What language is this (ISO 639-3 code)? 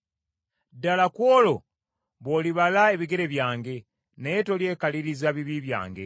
lug